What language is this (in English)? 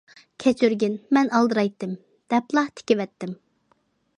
Uyghur